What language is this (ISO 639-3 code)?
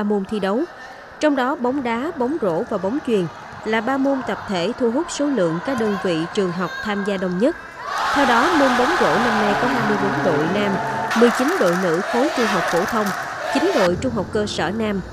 vie